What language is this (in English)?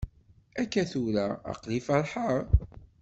Kabyle